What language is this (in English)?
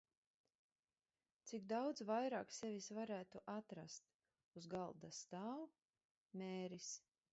Latvian